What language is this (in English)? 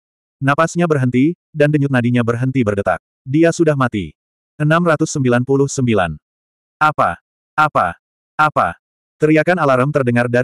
Indonesian